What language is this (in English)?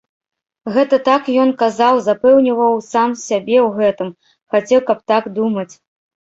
Belarusian